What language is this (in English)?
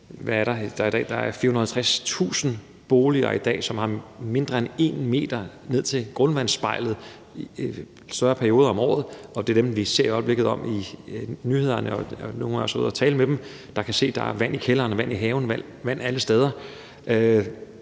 Danish